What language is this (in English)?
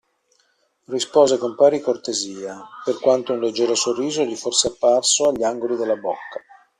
Italian